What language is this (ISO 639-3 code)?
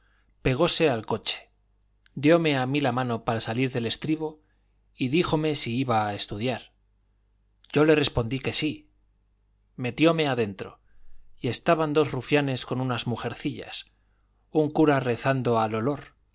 spa